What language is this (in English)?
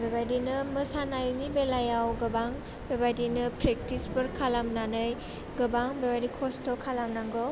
Bodo